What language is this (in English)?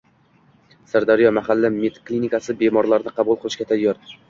Uzbek